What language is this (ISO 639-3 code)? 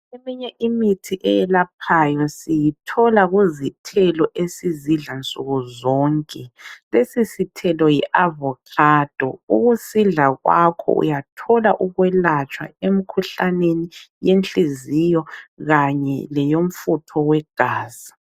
nde